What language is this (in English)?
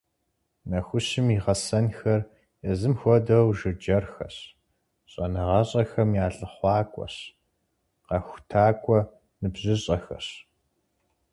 Kabardian